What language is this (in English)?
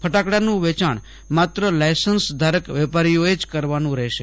Gujarati